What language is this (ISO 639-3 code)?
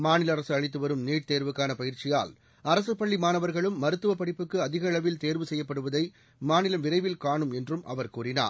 tam